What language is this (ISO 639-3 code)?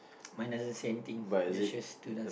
eng